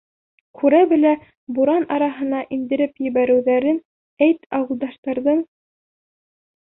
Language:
Bashkir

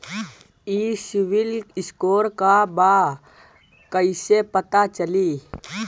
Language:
Bhojpuri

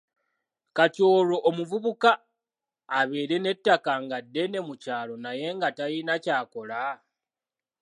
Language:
Ganda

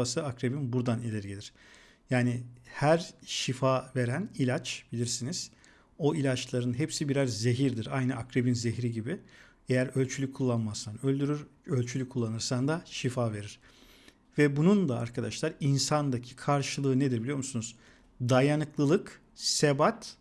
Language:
Turkish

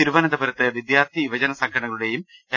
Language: Malayalam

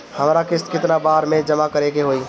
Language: Bhojpuri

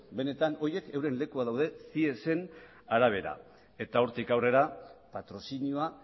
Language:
Basque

